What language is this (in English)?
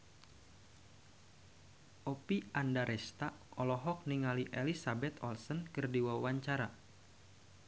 Sundanese